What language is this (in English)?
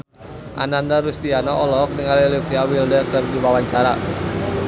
Sundanese